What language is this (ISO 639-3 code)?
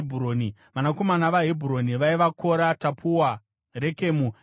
sna